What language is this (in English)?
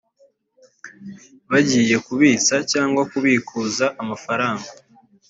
Kinyarwanda